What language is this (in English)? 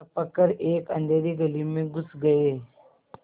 Hindi